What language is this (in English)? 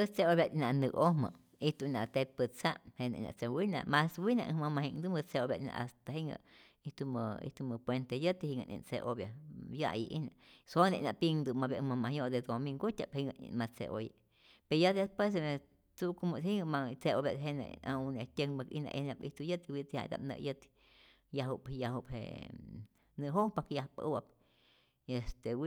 Rayón Zoque